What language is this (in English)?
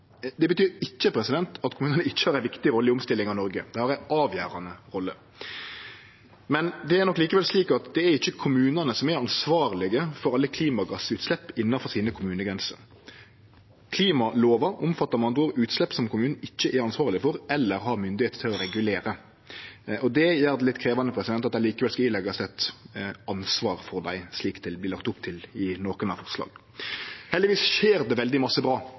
Norwegian Nynorsk